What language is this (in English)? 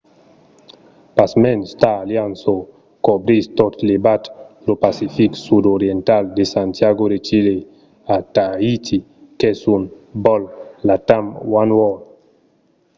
Occitan